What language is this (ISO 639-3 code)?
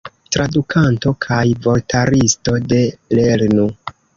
epo